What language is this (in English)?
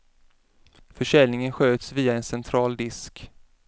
Swedish